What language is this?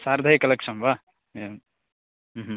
Sanskrit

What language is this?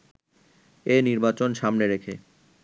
Bangla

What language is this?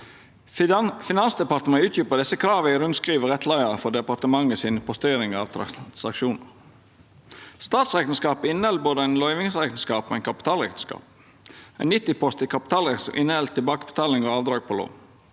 Norwegian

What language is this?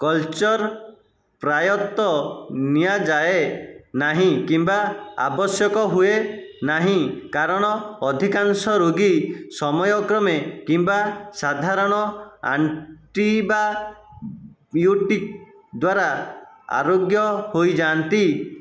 Odia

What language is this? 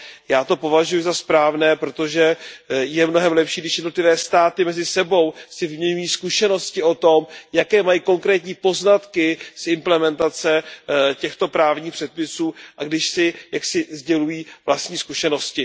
Czech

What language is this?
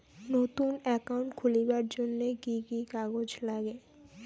Bangla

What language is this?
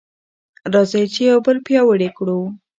Pashto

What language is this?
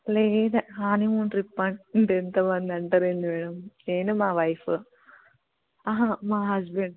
Telugu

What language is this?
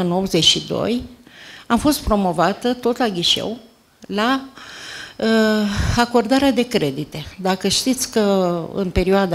Romanian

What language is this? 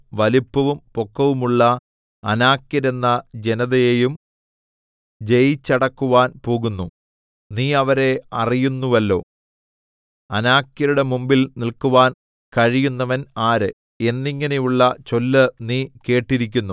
Malayalam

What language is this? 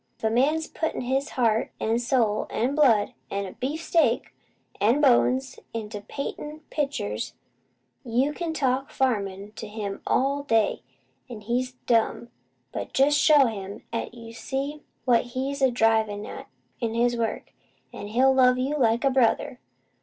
English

